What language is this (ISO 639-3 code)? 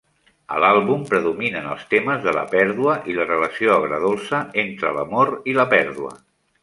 cat